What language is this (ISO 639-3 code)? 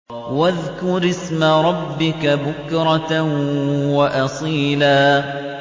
ara